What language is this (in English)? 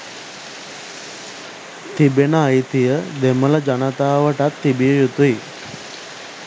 Sinhala